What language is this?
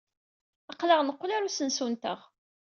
Kabyle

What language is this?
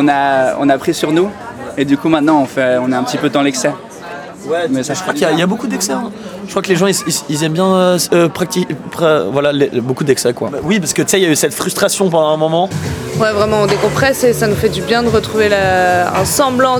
French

